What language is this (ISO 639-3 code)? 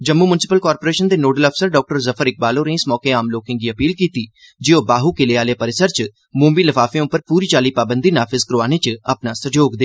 doi